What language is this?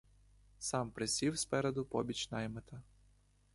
Ukrainian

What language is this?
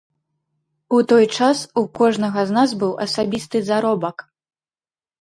Belarusian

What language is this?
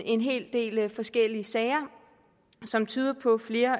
Danish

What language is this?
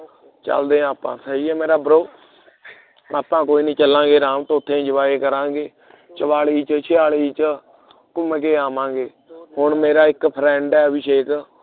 Punjabi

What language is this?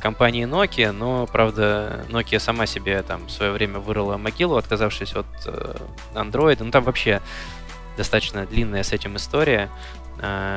Russian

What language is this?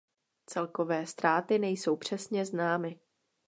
Czech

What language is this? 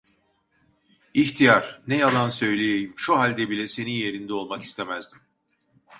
Turkish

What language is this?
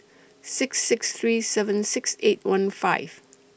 English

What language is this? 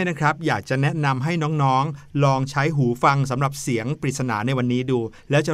Thai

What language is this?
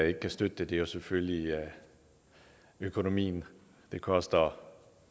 Danish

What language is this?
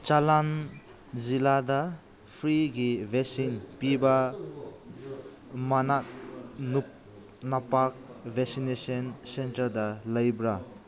Manipuri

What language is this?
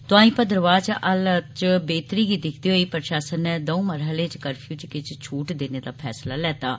Dogri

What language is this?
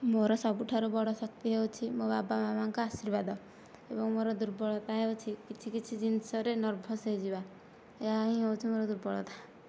Odia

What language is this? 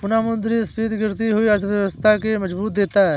Hindi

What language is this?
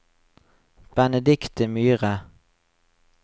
Norwegian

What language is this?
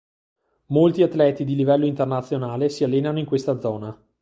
Italian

